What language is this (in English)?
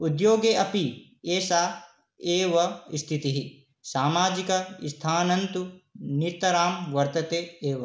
Sanskrit